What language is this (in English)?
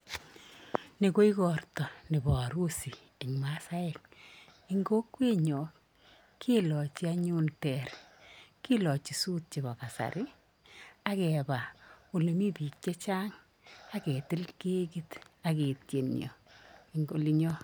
Kalenjin